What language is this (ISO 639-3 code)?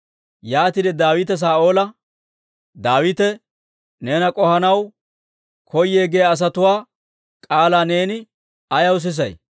dwr